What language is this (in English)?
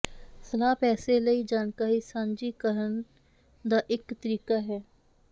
Punjabi